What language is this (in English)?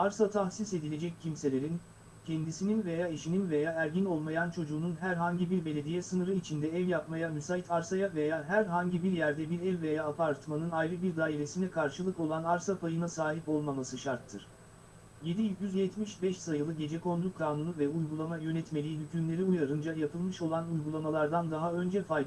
Turkish